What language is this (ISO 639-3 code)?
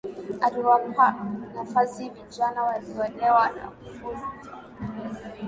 swa